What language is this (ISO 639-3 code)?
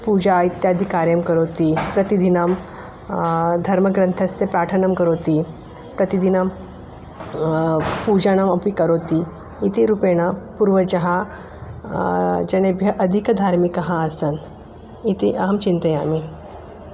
san